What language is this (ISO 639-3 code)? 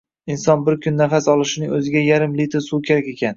uzb